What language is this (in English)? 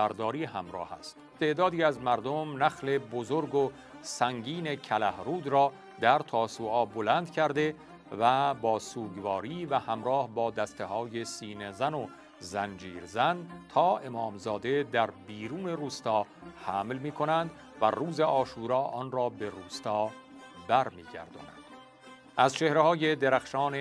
Persian